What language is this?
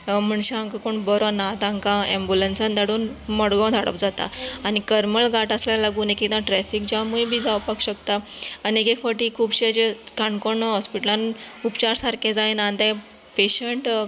Konkani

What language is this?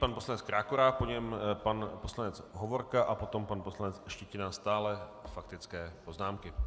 Czech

